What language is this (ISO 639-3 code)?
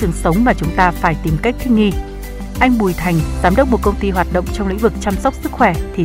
vie